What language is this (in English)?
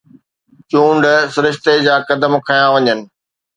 Sindhi